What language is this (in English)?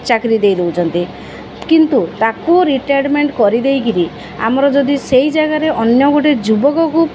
Odia